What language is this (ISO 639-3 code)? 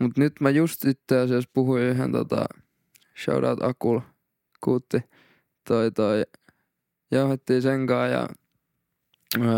fin